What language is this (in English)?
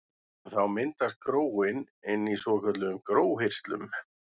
Icelandic